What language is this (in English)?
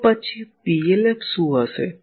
Gujarati